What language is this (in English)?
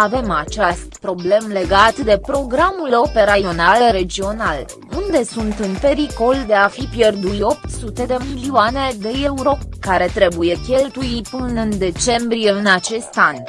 Romanian